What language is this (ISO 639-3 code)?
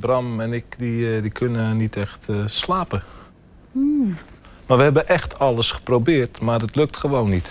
nld